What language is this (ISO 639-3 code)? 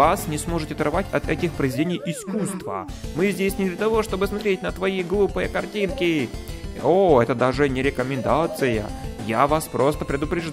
rus